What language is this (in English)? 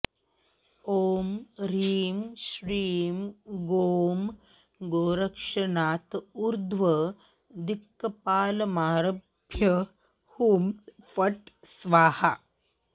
Sanskrit